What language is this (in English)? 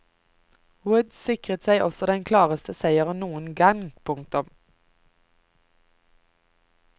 Norwegian